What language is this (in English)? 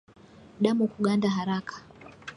Swahili